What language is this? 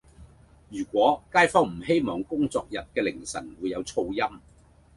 Cantonese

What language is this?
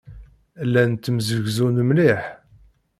Kabyle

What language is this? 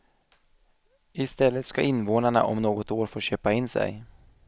Swedish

